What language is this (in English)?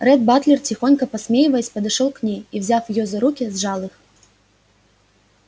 Russian